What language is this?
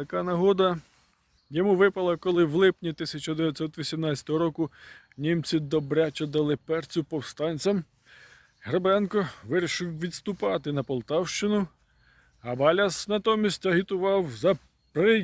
Ukrainian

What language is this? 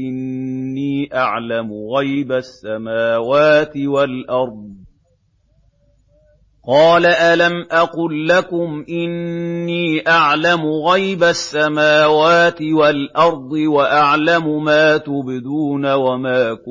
Arabic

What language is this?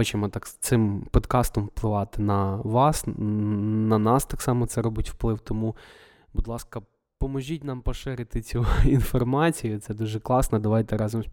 Ukrainian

